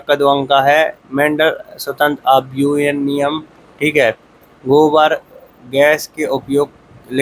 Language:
Hindi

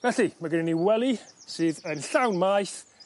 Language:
Welsh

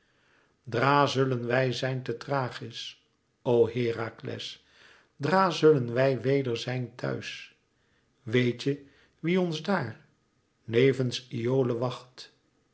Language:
Dutch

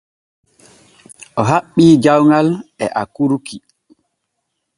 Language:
Borgu Fulfulde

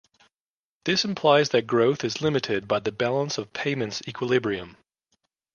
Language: English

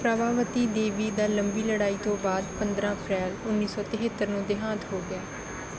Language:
Punjabi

